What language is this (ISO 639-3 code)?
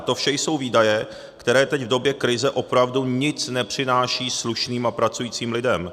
ces